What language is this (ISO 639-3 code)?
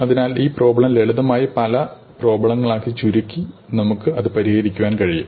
mal